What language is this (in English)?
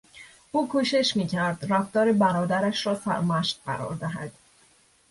Persian